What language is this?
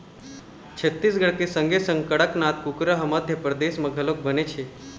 Chhattisgarhi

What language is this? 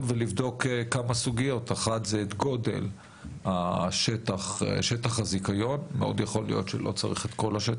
Hebrew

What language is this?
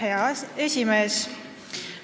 Estonian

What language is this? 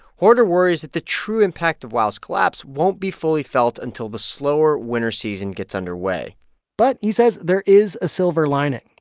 English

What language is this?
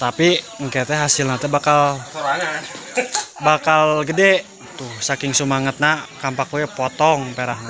Indonesian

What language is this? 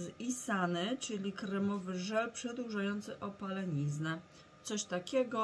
Polish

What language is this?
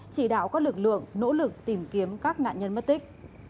Vietnamese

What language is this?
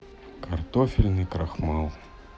Russian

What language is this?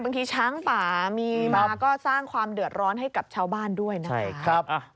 Thai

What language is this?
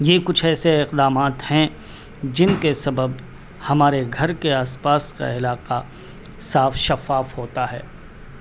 Urdu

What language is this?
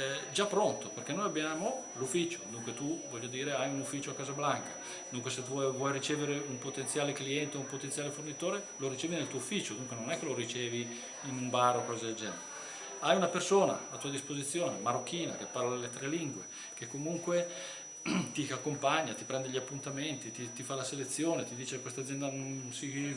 Italian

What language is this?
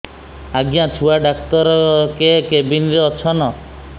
Odia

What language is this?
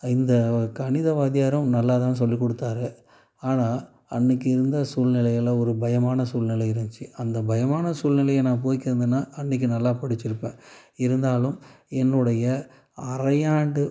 Tamil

